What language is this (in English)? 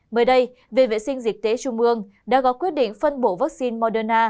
Vietnamese